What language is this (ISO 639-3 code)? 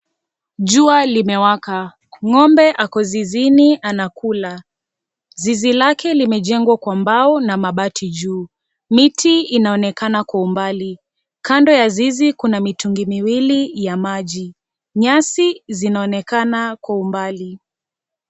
swa